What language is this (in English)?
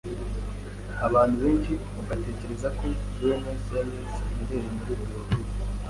Kinyarwanda